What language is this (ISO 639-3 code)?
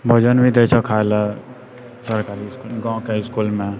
mai